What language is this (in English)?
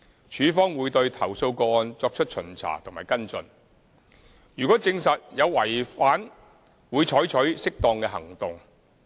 Cantonese